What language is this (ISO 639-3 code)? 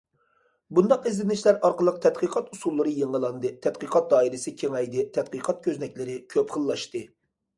uig